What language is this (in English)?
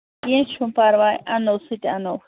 Kashmiri